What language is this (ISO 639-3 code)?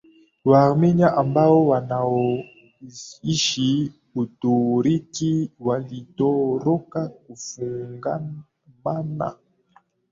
swa